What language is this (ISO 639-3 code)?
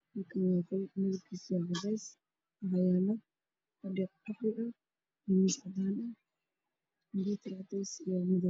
som